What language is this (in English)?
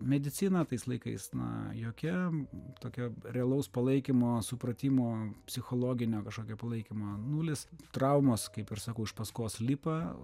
Lithuanian